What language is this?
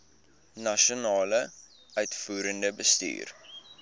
Afrikaans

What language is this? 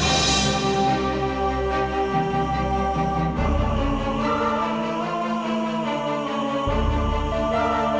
Indonesian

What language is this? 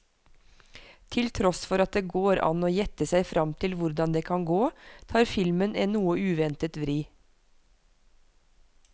Norwegian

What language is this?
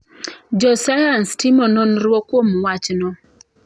Luo (Kenya and Tanzania)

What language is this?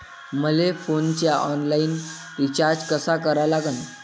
Marathi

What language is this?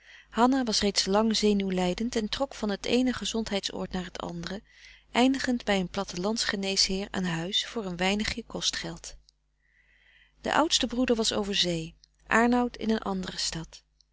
Dutch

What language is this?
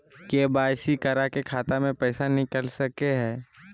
Magahi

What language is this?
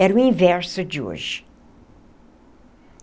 Portuguese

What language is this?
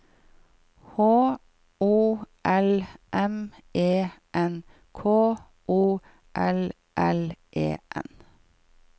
Norwegian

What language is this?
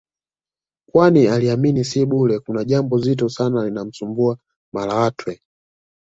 Swahili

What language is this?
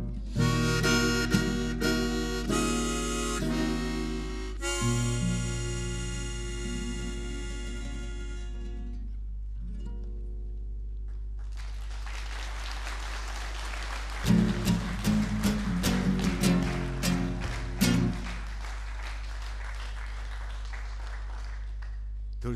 Ukrainian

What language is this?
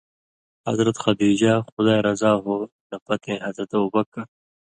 Indus Kohistani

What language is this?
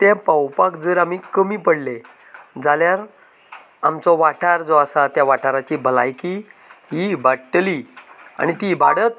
Konkani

